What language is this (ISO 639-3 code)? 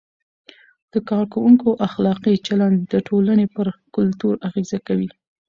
pus